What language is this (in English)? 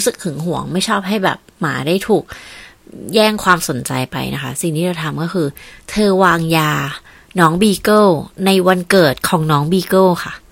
Thai